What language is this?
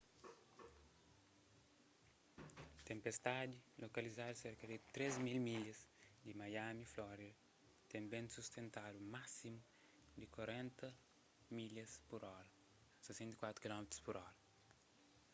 Kabuverdianu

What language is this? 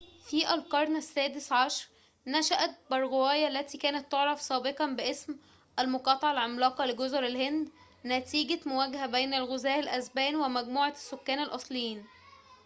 Arabic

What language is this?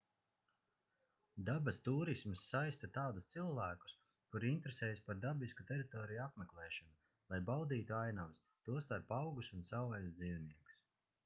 Latvian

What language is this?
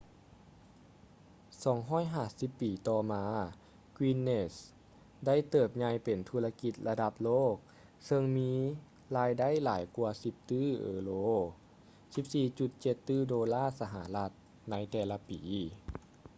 Lao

